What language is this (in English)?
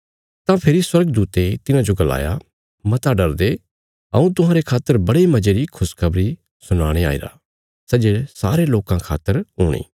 Bilaspuri